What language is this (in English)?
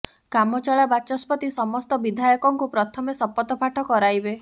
Odia